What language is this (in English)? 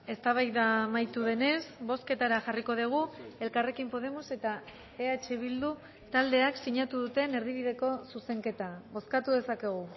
Basque